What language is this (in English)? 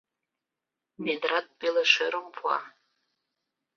Mari